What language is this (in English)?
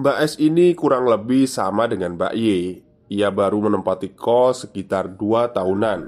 Indonesian